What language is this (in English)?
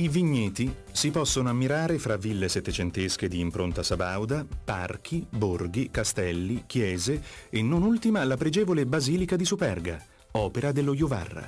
Italian